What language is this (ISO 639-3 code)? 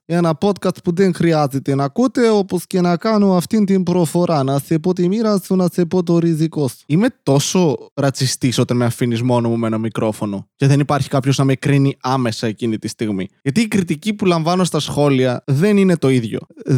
ell